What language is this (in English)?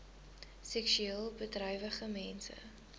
Afrikaans